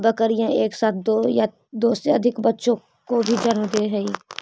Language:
Magahi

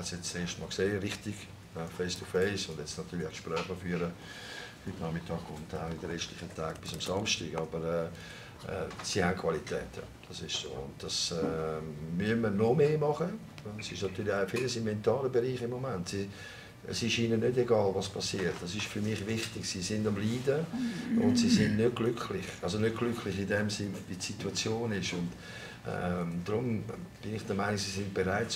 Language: German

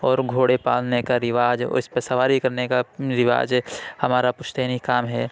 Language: Urdu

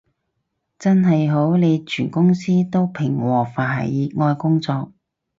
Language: Cantonese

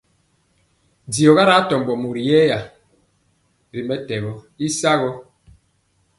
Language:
Mpiemo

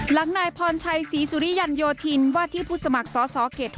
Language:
Thai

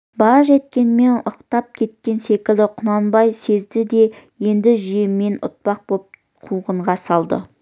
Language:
Kazakh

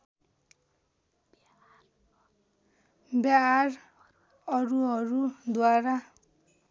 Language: Nepali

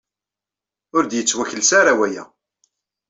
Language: Kabyle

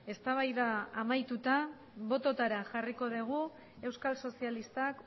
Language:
Basque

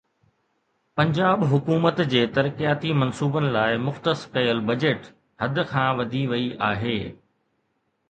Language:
Sindhi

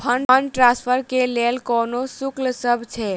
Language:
Maithili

